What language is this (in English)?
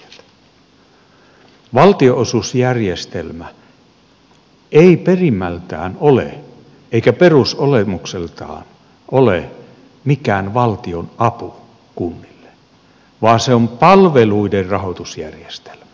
Finnish